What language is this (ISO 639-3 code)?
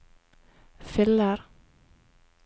nor